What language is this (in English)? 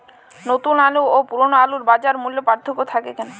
Bangla